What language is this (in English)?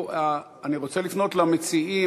Hebrew